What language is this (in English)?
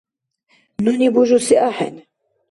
Dargwa